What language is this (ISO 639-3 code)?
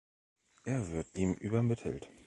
deu